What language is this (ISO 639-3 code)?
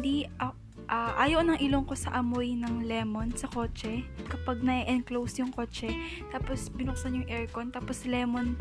fil